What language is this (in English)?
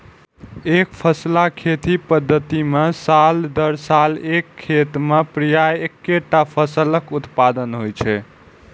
Maithili